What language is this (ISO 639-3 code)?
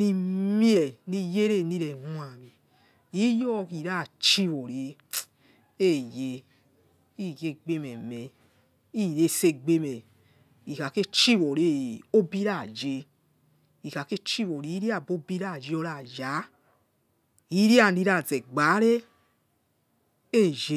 ets